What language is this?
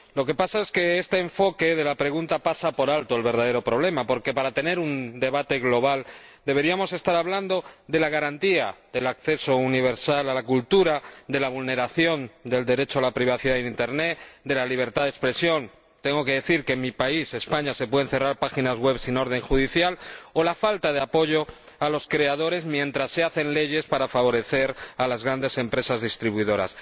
Spanish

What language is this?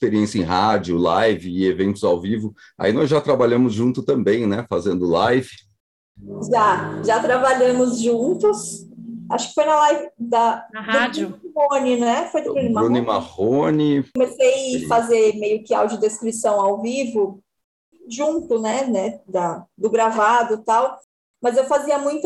Portuguese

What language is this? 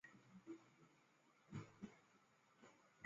Chinese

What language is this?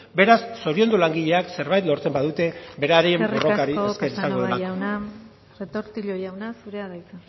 Basque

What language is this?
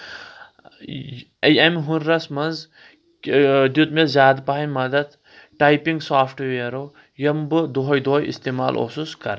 Kashmiri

